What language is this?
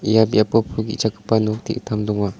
Garo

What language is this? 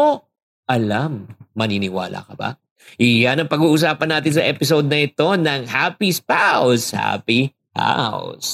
Filipino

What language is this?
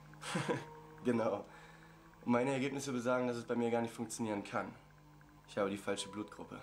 German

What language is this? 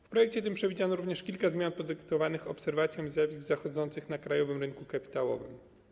Polish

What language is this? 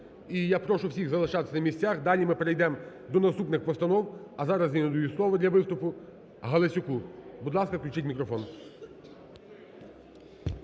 Ukrainian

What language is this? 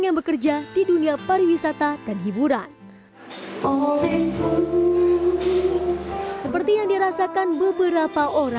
Indonesian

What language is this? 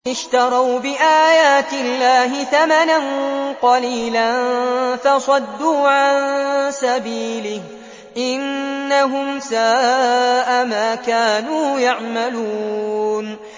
Arabic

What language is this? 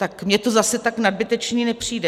Czech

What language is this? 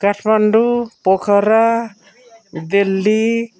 Nepali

